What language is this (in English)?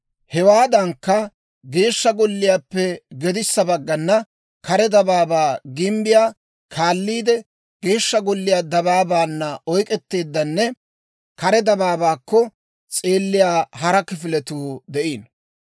Dawro